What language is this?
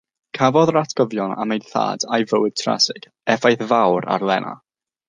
Welsh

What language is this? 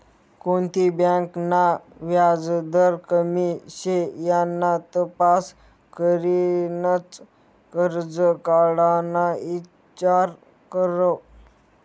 Marathi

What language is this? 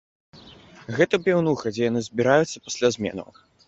Belarusian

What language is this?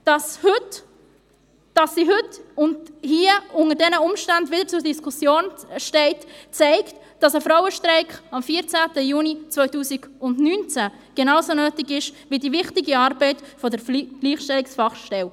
Swiss German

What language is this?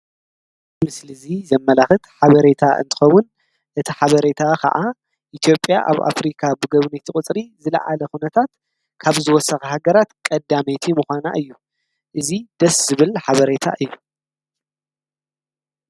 Tigrinya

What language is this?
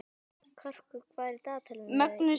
Icelandic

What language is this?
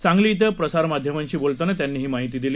Marathi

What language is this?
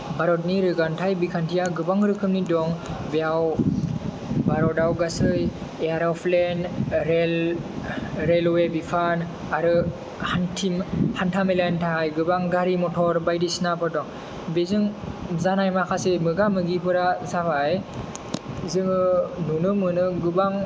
Bodo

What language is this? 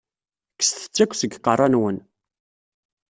Kabyle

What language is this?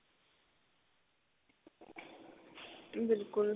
Punjabi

